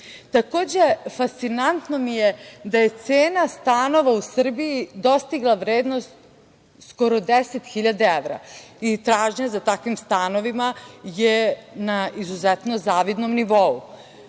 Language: Serbian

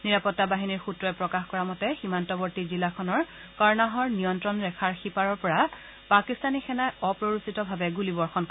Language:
Assamese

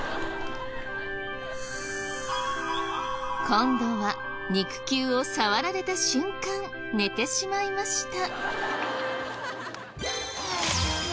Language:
Japanese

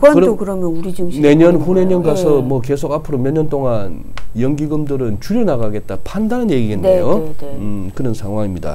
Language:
Korean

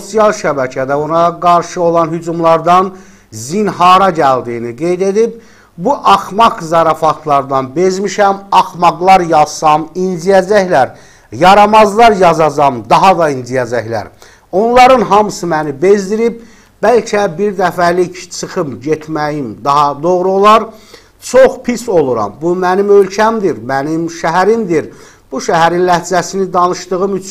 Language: Turkish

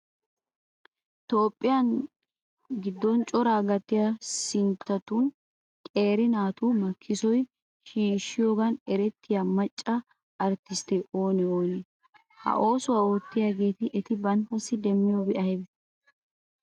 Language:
Wolaytta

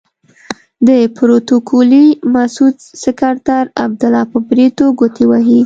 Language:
Pashto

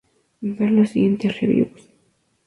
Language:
Spanish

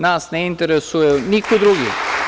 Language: Serbian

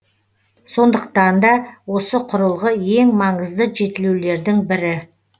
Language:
Kazakh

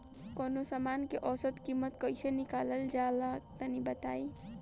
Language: Bhojpuri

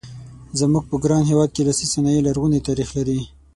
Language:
Pashto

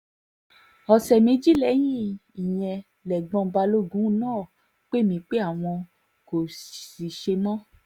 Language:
Yoruba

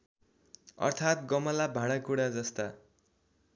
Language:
Nepali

